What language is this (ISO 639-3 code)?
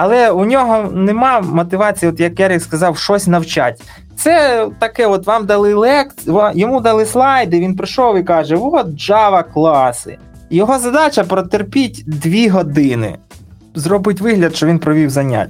ukr